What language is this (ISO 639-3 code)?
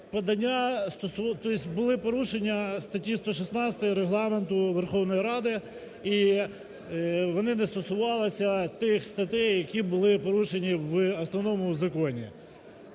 ukr